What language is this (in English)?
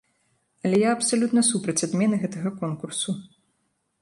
Belarusian